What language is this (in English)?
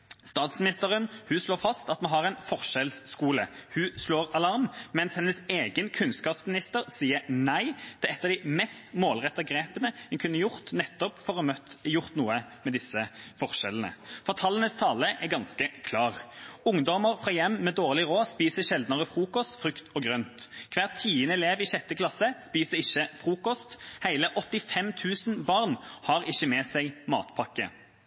Norwegian Bokmål